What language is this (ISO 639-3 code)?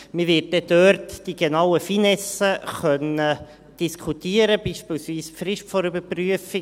gsw